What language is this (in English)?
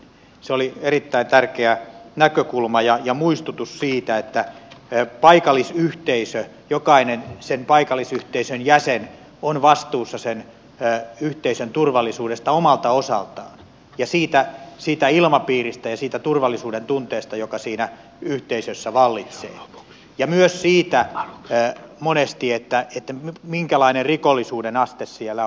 Finnish